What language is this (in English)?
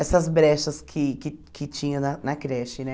Portuguese